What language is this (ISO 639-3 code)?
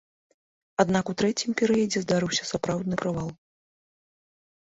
bel